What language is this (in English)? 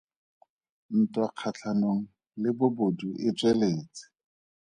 Tswana